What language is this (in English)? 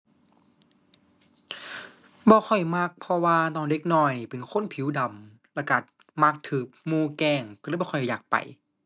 Thai